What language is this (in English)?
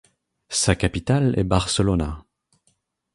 French